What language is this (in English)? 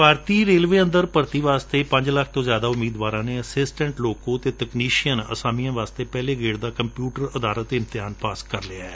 Punjabi